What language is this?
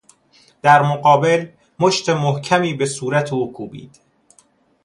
Persian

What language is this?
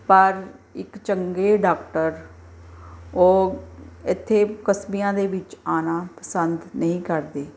Punjabi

